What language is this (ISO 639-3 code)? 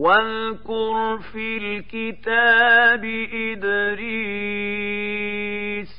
ara